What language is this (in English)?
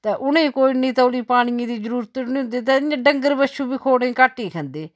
Dogri